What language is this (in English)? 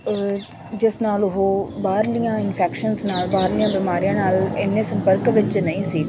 Punjabi